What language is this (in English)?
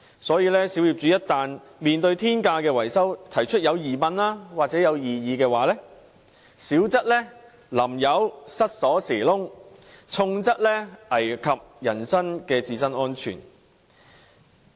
Cantonese